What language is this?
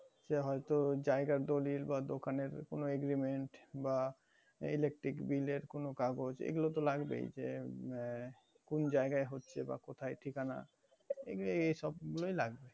Bangla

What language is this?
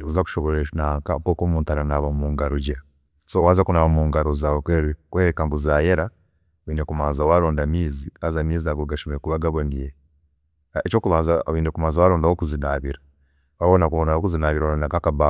Chiga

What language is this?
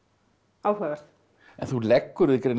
Icelandic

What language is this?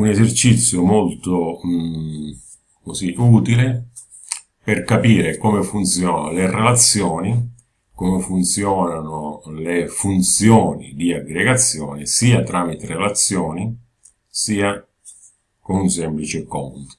Italian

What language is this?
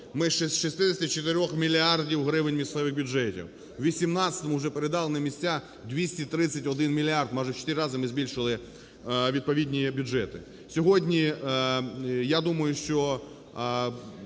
Ukrainian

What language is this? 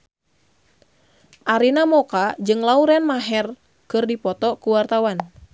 Sundanese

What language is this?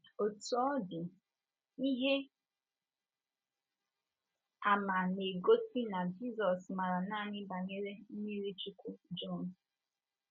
Igbo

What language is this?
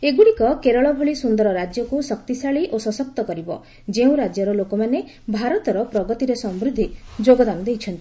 Odia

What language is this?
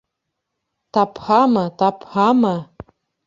Bashkir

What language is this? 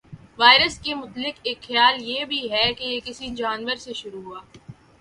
Urdu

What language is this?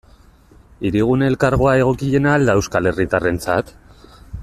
Basque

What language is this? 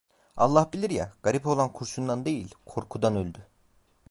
Turkish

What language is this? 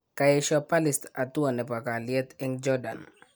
Kalenjin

